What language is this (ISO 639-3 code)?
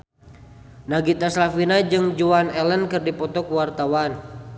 sun